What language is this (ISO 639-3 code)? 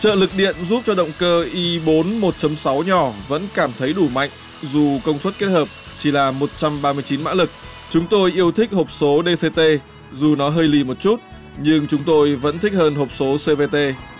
vie